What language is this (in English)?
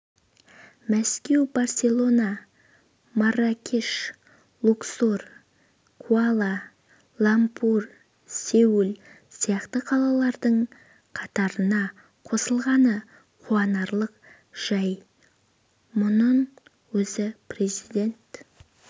Kazakh